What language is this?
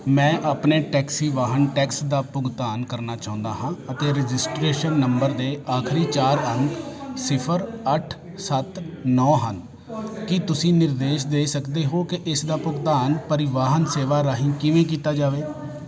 Punjabi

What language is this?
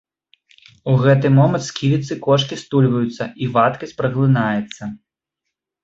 Belarusian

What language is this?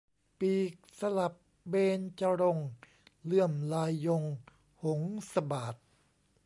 Thai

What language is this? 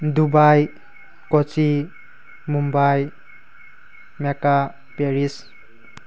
Manipuri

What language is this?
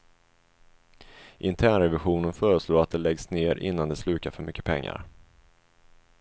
Swedish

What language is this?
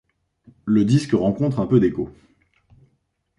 French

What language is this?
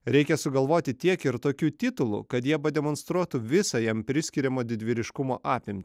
Lithuanian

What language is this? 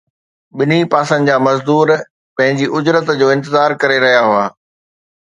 Sindhi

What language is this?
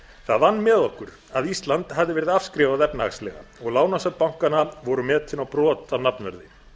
Icelandic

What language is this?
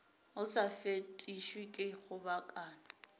Northern Sotho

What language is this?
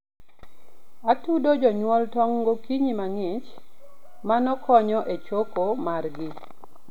Luo (Kenya and Tanzania)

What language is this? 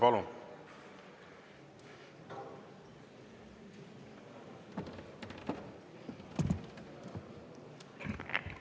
Estonian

